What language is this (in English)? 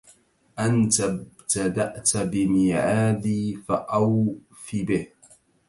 Arabic